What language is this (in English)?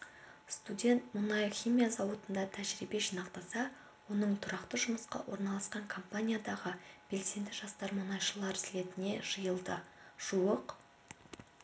Kazakh